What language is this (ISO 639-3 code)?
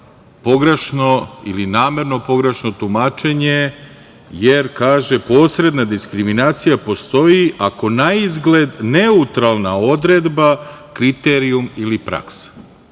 srp